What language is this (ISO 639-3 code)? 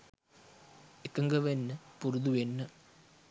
sin